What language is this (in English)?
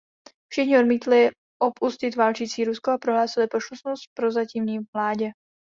Czech